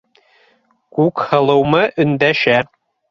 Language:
Bashkir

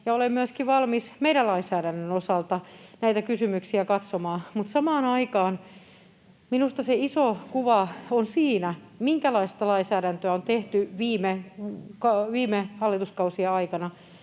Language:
Finnish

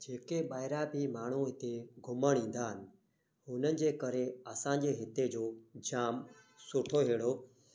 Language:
Sindhi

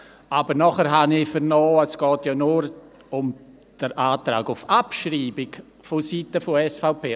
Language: Swiss German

